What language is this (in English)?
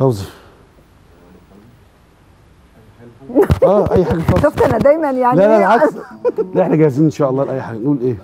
Arabic